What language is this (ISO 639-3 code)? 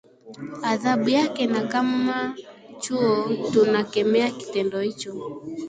swa